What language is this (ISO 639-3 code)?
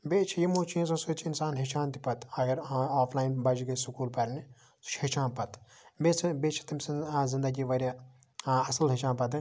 kas